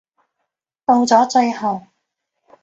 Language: Cantonese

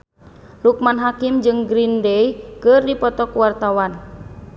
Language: Sundanese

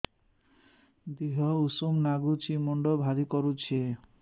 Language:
Odia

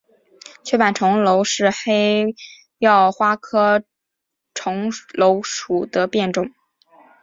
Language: Chinese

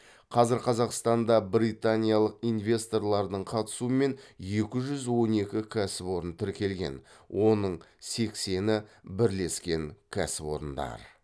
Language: Kazakh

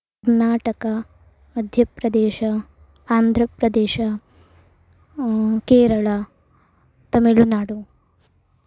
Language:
Sanskrit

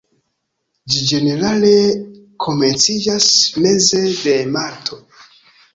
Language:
Esperanto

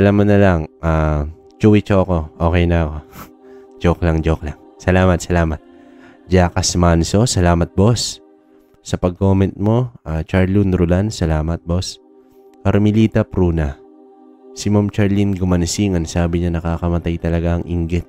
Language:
Filipino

